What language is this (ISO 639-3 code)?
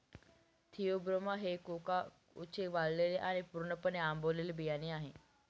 mar